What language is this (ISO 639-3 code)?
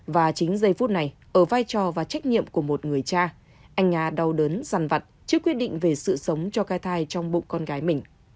vie